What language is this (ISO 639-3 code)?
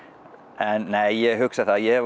isl